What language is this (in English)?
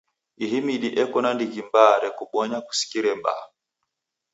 Taita